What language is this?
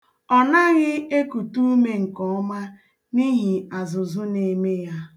Igbo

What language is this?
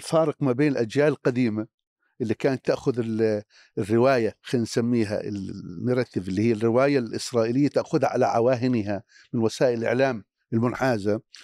Arabic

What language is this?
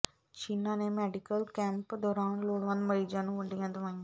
Punjabi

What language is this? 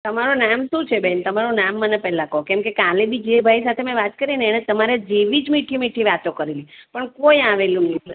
Gujarati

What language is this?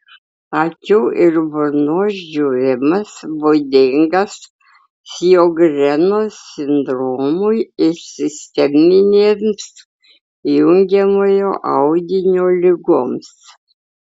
Lithuanian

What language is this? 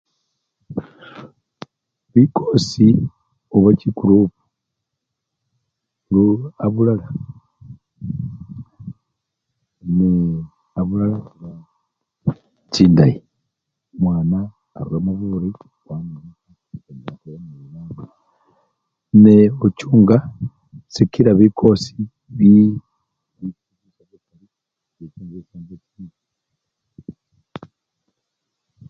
Luyia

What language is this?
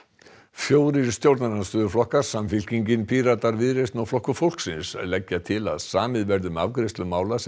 Icelandic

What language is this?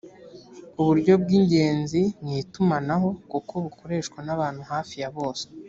Kinyarwanda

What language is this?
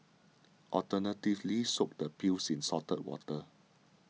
English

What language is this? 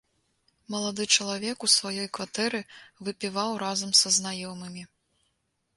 Belarusian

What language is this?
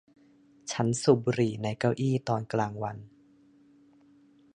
Thai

